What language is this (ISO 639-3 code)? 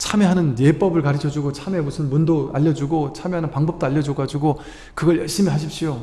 kor